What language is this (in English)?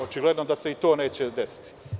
Serbian